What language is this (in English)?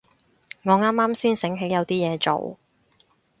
Cantonese